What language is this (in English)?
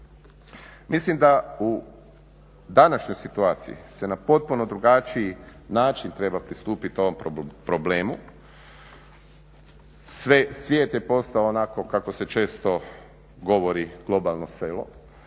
Croatian